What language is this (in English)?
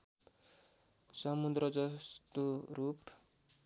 Nepali